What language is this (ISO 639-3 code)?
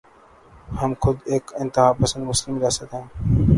urd